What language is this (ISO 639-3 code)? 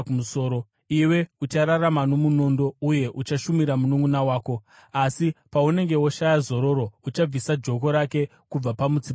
sna